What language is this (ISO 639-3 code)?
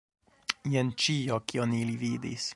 epo